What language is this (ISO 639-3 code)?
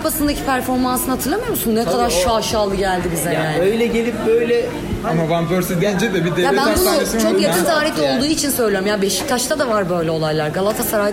tur